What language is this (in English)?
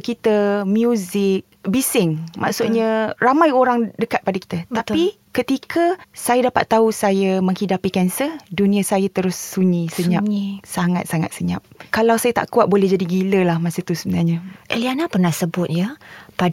Malay